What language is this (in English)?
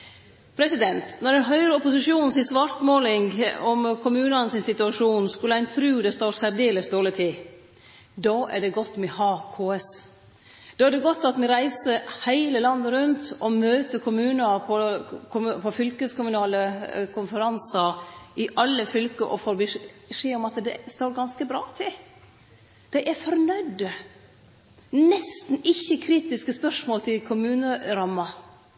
Norwegian Nynorsk